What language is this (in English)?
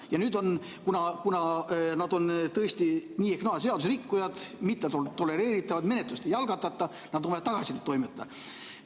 Estonian